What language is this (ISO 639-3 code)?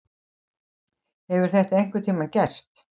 isl